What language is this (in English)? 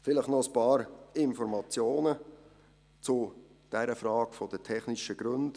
Swiss German